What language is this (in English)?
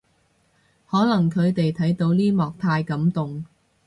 Cantonese